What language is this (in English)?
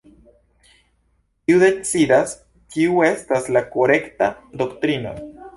Esperanto